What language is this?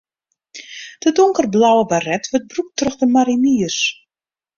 Western Frisian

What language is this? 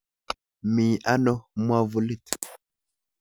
Kalenjin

